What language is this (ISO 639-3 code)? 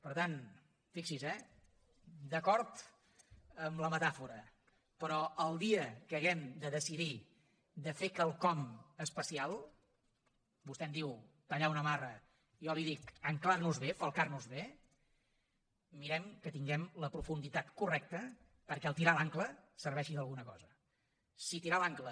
cat